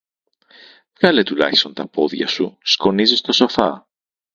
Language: Greek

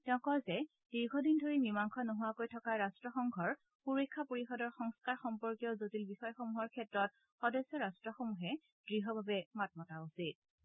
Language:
Assamese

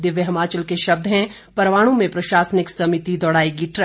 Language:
Hindi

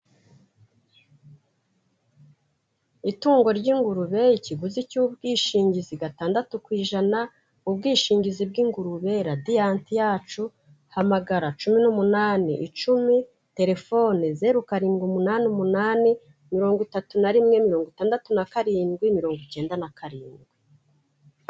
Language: Kinyarwanda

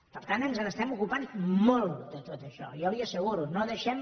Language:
Catalan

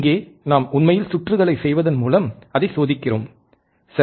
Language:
Tamil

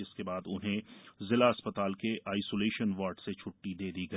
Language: Hindi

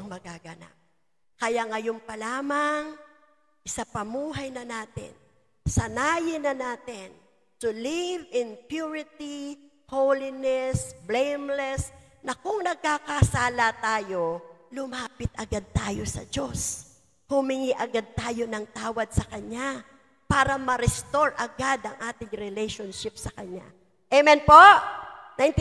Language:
Filipino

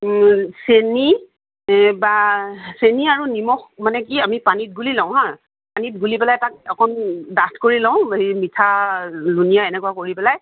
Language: Assamese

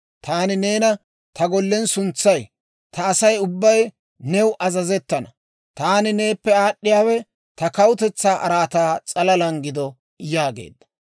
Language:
Dawro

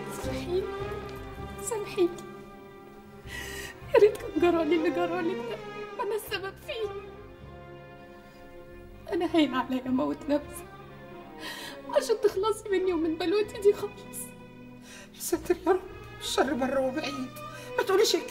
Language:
Arabic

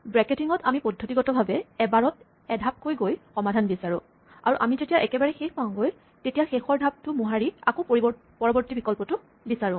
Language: Assamese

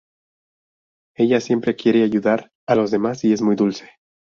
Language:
Spanish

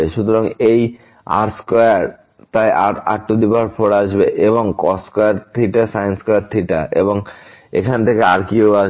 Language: Bangla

